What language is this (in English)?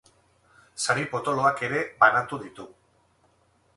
Basque